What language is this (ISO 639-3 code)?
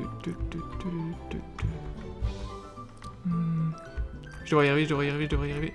fra